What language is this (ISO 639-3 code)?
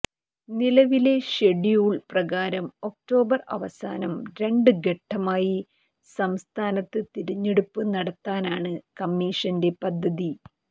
mal